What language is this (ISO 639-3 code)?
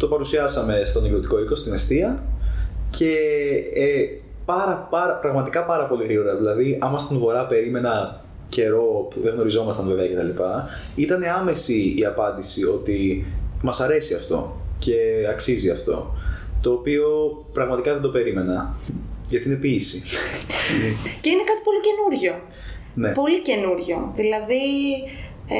ell